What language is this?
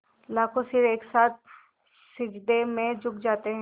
Hindi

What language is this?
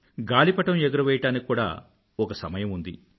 Telugu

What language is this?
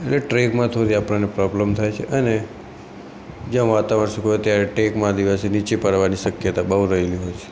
Gujarati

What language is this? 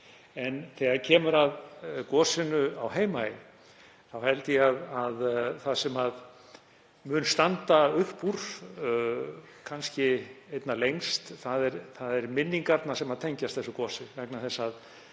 Icelandic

